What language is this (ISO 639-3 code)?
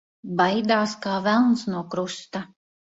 lav